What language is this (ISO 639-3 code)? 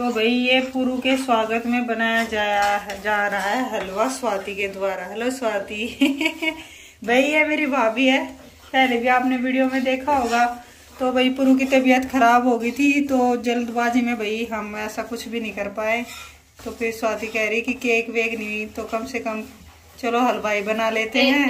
hin